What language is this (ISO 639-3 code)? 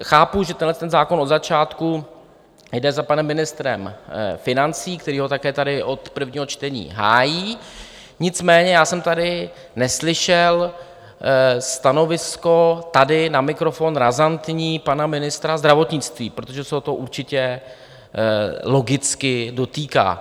ces